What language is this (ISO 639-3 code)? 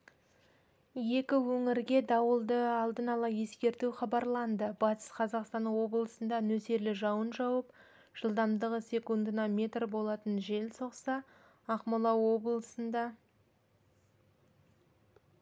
kaz